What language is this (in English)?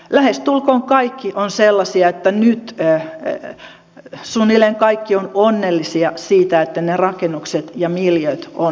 Finnish